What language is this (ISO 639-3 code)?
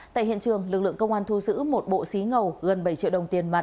vie